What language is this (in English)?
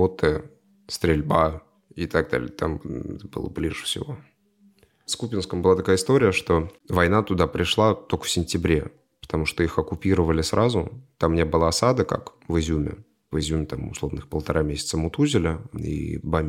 Russian